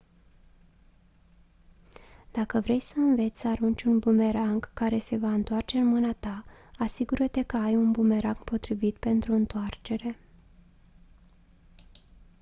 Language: Romanian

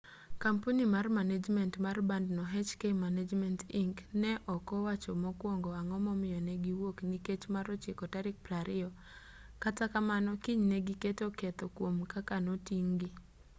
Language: Luo (Kenya and Tanzania)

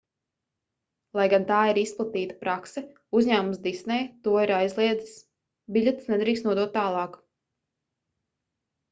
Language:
Latvian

